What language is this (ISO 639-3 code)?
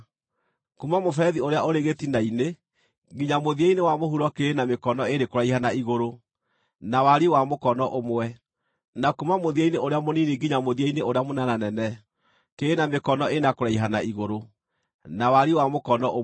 kik